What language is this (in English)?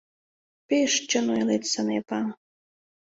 Mari